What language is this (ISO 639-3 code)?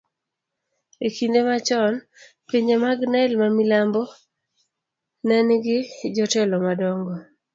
luo